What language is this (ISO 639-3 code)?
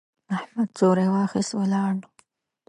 pus